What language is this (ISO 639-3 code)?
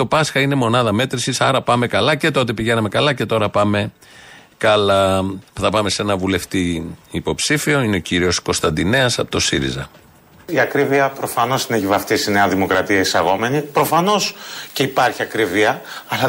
ell